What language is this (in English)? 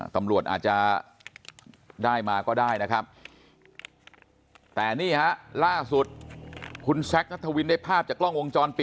Thai